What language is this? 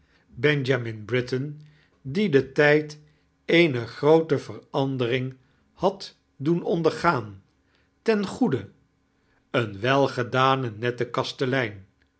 Dutch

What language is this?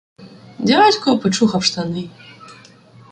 Ukrainian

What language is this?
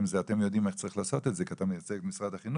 Hebrew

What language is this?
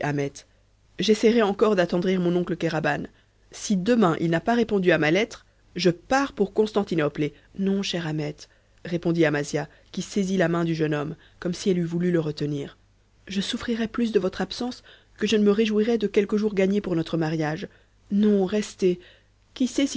French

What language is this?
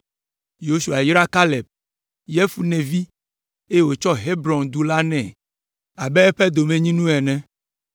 Ewe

